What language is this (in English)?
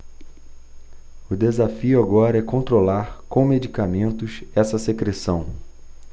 Portuguese